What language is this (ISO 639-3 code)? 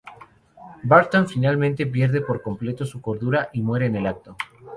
spa